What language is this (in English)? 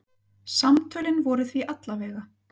Icelandic